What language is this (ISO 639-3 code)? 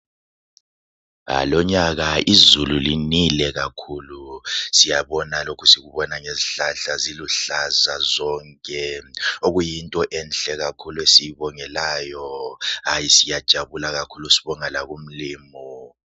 nde